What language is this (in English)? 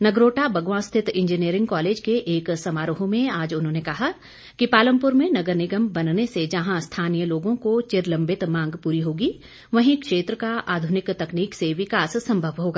Hindi